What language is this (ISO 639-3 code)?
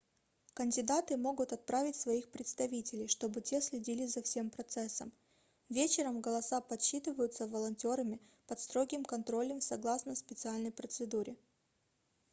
rus